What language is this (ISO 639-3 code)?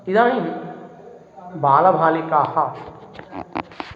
san